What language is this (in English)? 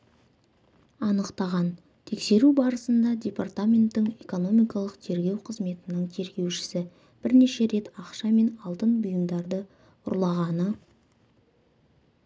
Kazakh